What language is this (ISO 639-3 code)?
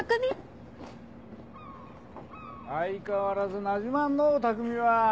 jpn